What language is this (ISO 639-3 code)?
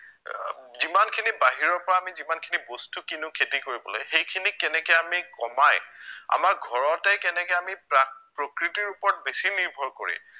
asm